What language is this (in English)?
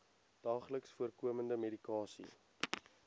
Afrikaans